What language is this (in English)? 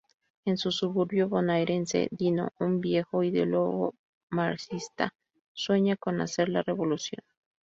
Spanish